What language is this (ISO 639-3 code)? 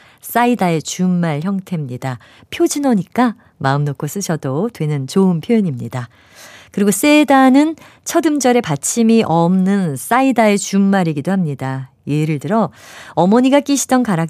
kor